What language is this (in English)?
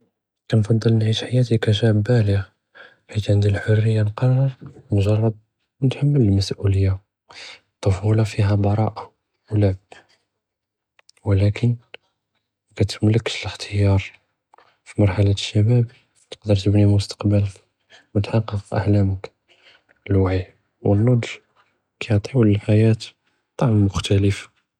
Judeo-Arabic